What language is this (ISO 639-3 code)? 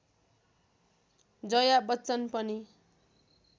nep